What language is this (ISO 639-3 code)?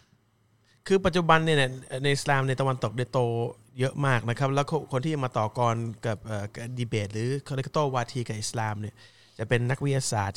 tha